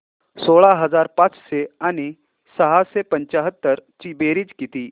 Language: Marathi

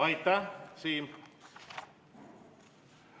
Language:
Estonian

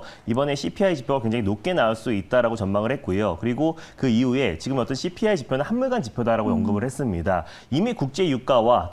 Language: Korean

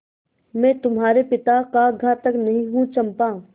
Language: Hindi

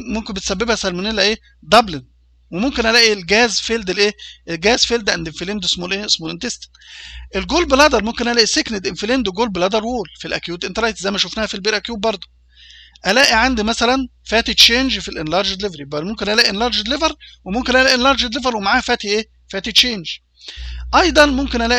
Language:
Arabic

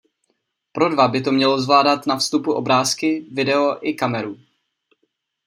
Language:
Czech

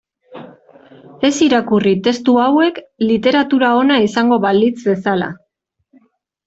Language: Basque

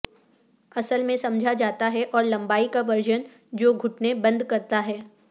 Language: Urdu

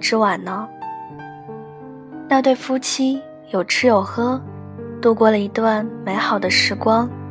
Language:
Chinese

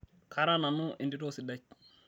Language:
Masai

